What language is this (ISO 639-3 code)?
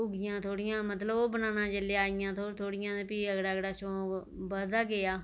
doi